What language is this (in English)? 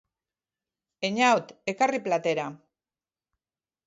Basque